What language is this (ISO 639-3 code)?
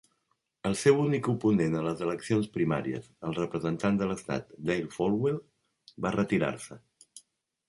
cat